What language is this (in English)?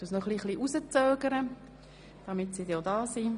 Swiss German